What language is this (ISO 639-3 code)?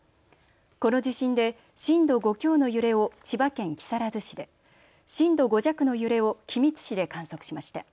jpn